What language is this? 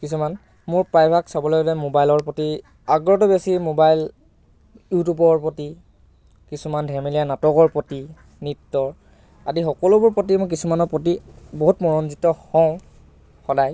Assamese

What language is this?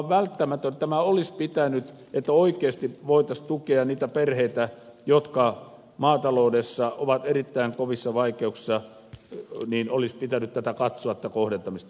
Finnish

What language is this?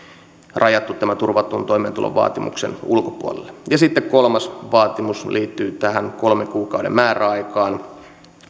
Finnish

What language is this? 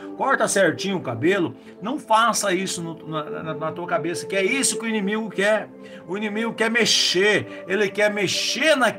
Portuguese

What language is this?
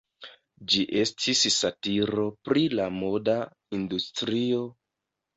Esperanto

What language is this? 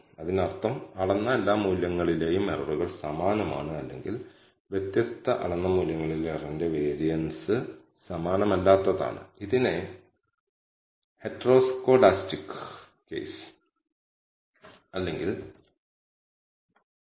Malayalam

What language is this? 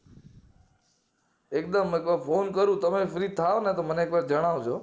Gujarati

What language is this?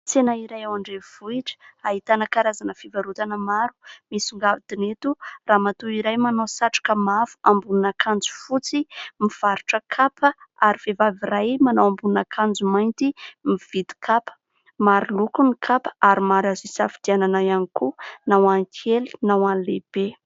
Malagasy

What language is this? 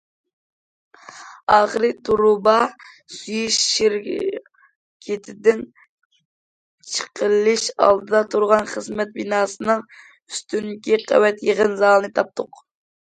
Uyghur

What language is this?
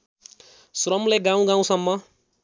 Nepali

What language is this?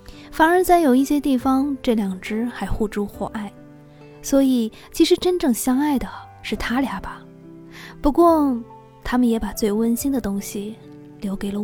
Chinese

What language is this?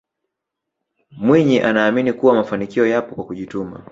Swahili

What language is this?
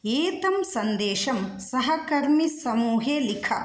Sanskrit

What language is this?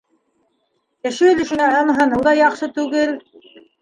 Bashkir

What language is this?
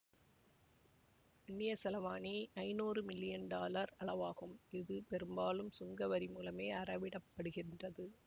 Tamil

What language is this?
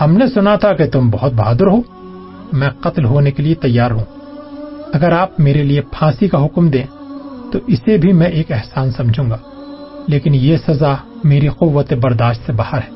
Urdu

